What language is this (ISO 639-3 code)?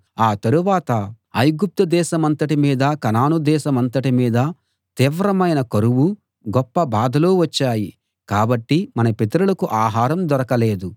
tel